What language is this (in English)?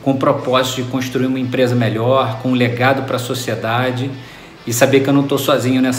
Portuguese